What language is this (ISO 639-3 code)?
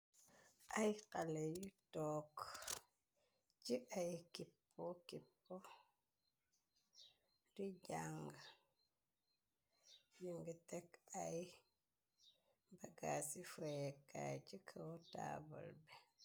wol